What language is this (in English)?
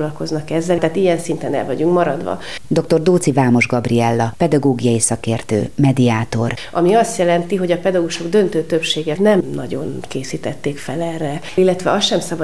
Hungarian